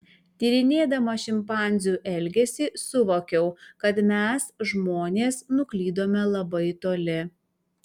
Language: Lithuanian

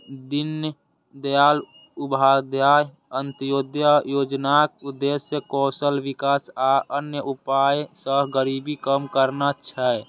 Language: Maithili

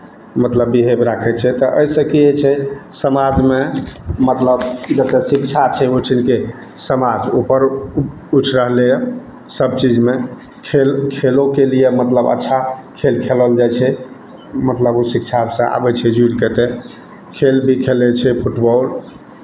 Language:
Maithili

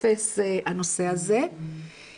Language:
Hebrew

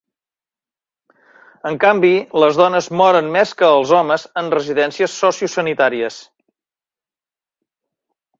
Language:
Catalan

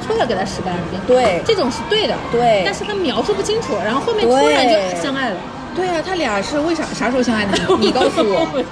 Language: Chinese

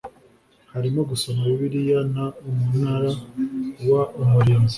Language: Kinyarwanda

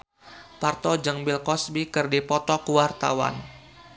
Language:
Sundanese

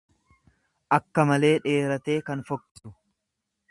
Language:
Oromo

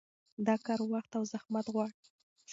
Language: Pashto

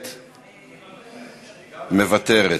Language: Hebrew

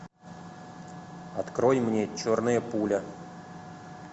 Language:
Russian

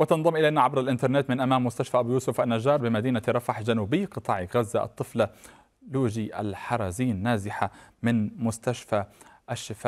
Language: Arabic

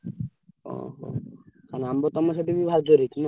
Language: Odia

